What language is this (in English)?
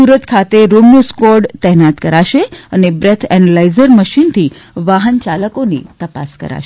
Gujarati